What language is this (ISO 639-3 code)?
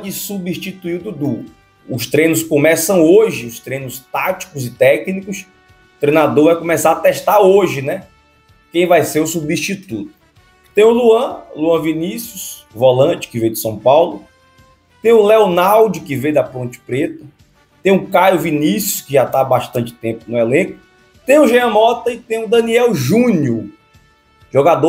por